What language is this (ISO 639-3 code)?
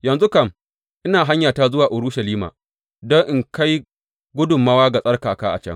hau